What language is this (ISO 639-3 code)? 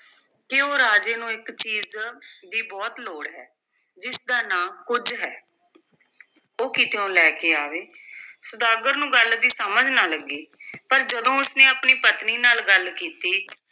pan